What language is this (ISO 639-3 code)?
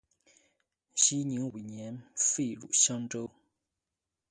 zho